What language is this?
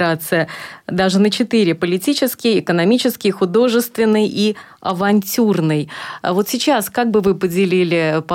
Russian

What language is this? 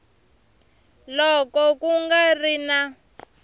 Tsonga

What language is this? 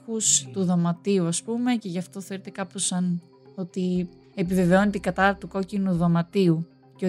Greek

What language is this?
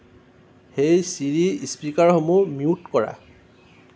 Assamese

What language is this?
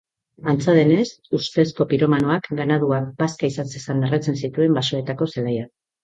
Basque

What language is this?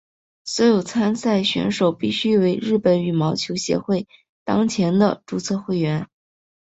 Chinese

